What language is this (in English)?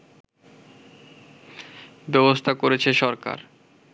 Bangla